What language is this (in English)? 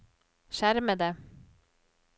Norwegian